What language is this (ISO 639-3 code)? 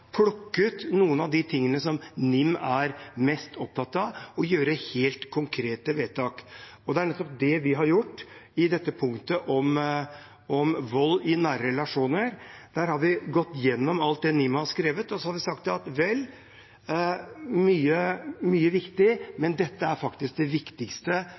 nob